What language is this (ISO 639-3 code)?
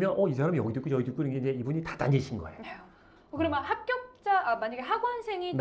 kor